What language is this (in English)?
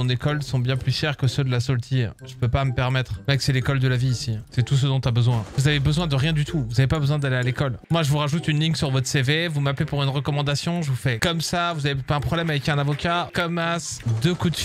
French